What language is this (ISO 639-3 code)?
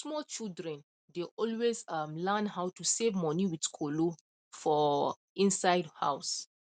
pcm